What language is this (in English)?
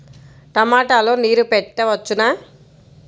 Telugu